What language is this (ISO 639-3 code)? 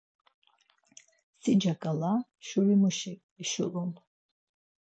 lzz